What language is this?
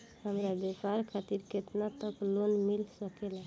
Bhojpuri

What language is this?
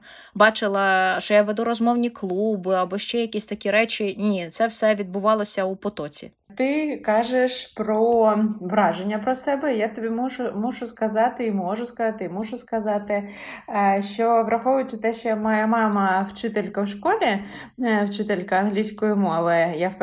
Ukrainian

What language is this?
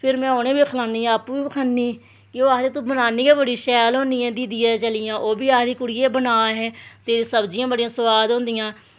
Dogri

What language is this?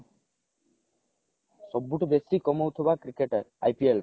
Odia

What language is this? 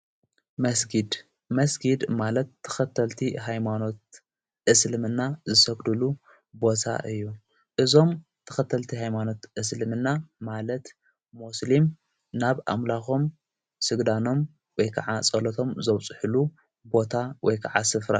Tigrinya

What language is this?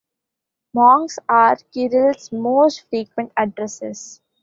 English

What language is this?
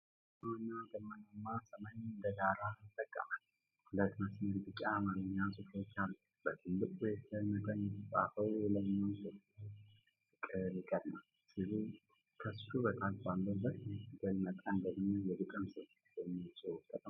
Amharic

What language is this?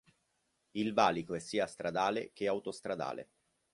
Italian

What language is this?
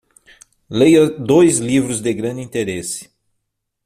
Portuguese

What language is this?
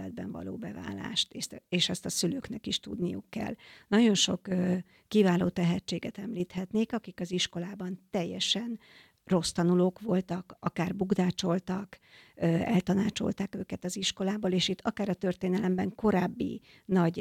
Hungarian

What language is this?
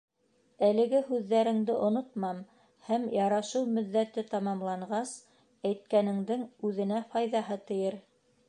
Bashkir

